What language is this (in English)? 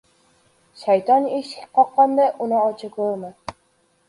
Uzbek